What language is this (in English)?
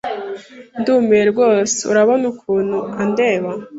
Kinyarwanda